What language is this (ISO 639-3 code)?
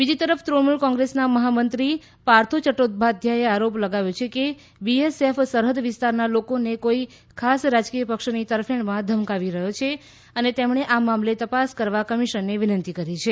guj